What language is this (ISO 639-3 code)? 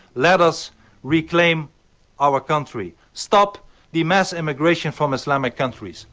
eng